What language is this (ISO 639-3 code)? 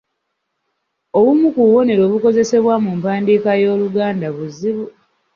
lug